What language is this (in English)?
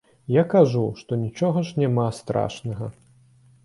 Belarusian